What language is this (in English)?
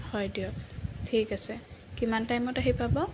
Assamese